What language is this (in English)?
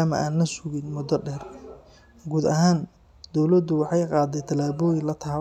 Somali